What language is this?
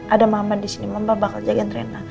Indonesian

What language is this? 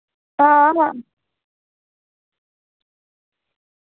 Dogri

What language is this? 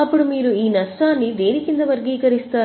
Telugu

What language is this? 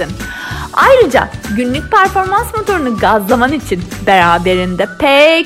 Turkish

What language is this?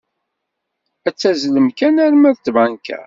Kabyle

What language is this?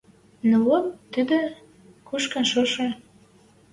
Western Mari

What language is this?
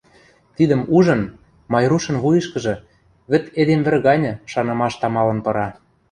Western Mari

